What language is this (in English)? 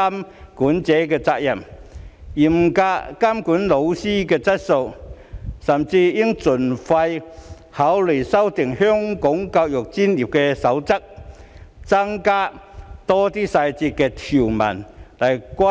Cantonese